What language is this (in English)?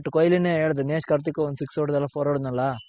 Kannada